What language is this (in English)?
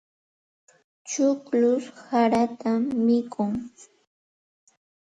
Santa Ana de Tusi Pasco Quechua